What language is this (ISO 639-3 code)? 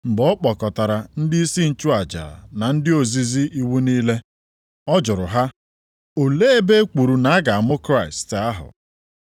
ibo